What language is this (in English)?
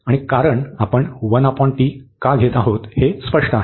Marathi